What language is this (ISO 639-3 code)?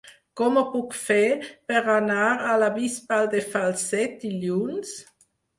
cat